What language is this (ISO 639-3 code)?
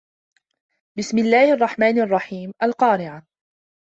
ara